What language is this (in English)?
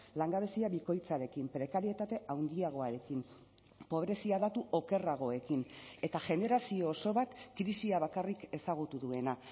Basque